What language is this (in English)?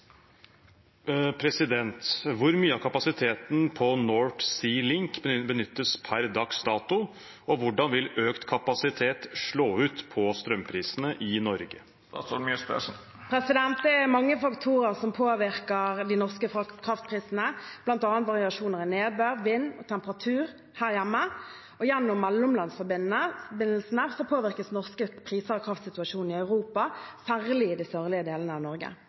Norwegian